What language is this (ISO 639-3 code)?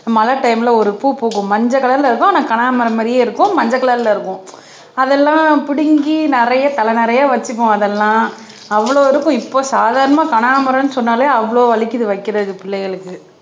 tam